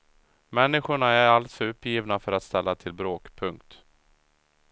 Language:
Swedish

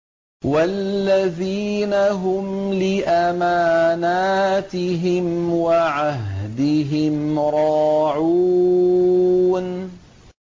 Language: Arabic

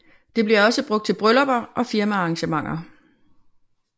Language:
Danish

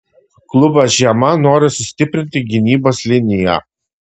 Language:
Lithuanian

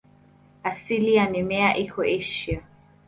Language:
Swahili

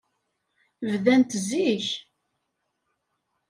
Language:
Kabyle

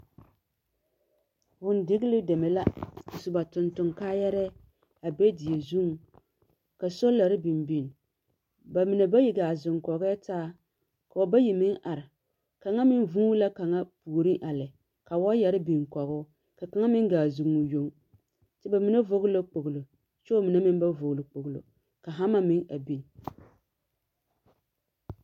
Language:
Southern Dagaare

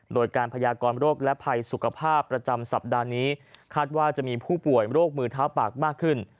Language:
Thai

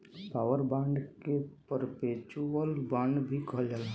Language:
Bhojpuri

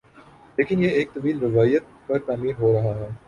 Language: Urdu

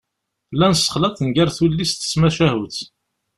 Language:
Kabyle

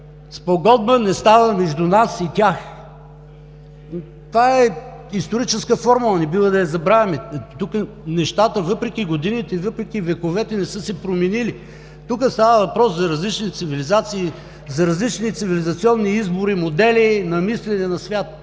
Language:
Bulgarian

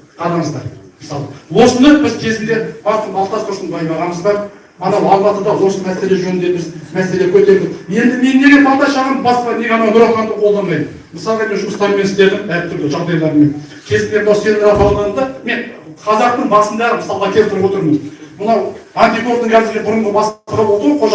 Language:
Turkish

